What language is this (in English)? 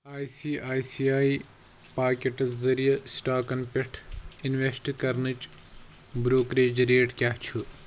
Kashmiri